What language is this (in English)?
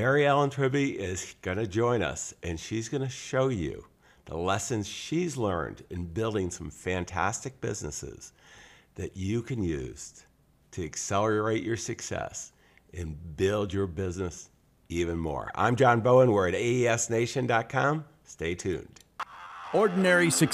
English